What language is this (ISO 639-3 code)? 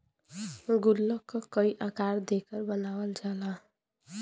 bho